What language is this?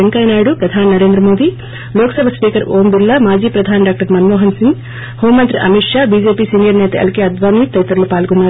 Telugu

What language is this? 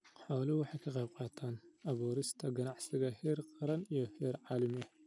Somali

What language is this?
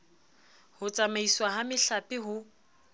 Southern Sotho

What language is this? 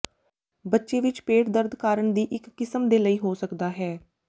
Punjabi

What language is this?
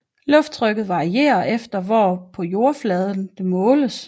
Danish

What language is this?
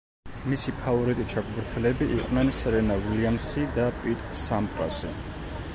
Georgian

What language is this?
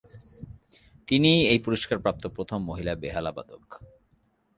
Bangla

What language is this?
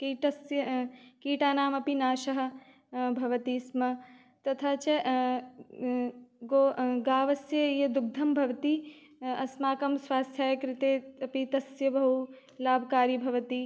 Sanskrit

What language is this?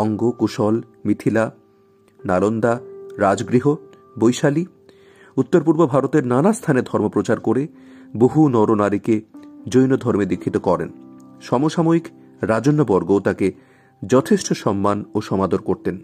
Bangla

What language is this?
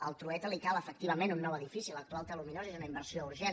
Catalan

